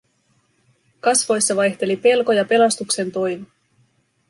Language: Finnish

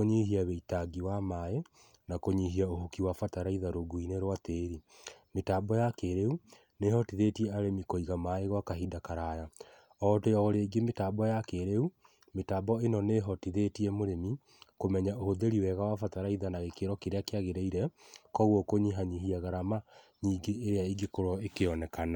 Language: Kikuyu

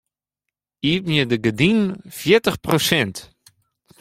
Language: Western Frisian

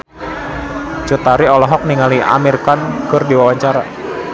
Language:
Sundanese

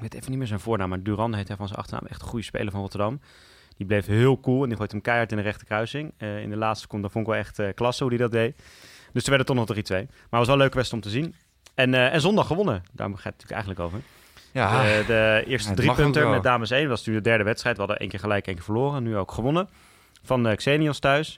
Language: Dutch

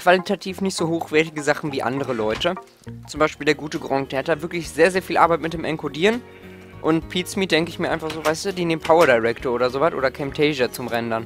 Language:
German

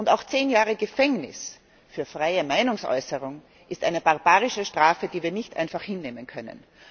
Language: German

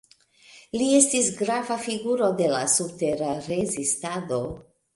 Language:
Esperanto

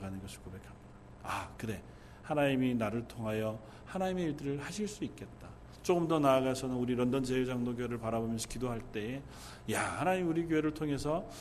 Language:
Korean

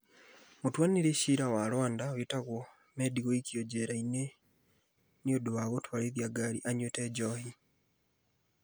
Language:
Kikuyu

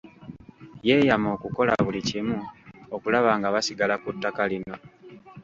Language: Ganda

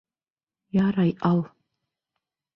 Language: Bashkir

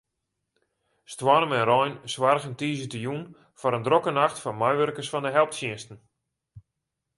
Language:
Western Frisian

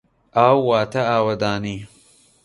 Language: Central Kurdish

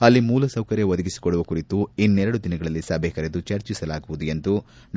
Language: Kannada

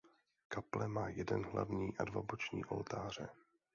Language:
Czech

